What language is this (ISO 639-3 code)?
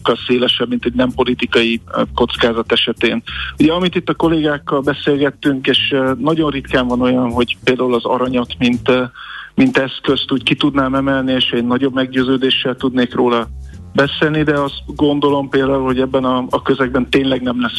hun